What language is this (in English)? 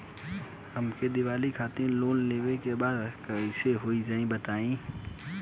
Bhojpuri